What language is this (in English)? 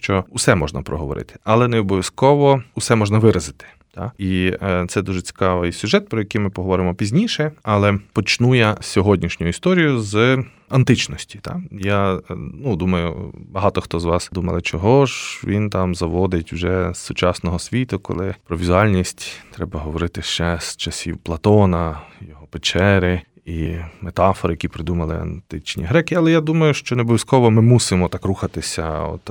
Ukrainian